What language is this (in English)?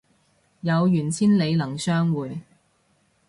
Cantonese